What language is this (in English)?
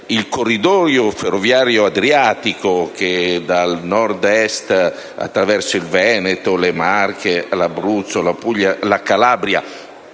Italian